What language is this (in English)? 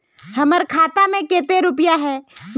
Magahi